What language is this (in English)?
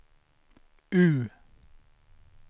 Swedish